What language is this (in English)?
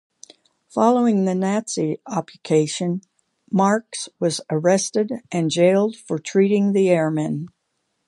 English